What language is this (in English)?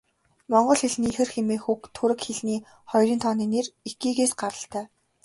Mongolian